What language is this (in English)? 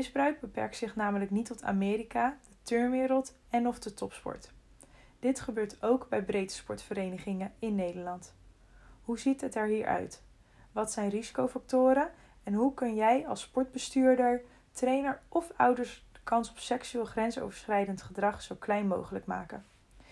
Dutch